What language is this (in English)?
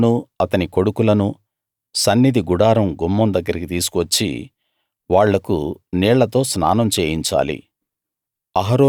Telugu